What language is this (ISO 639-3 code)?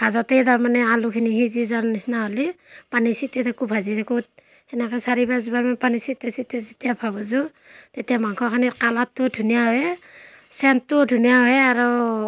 asm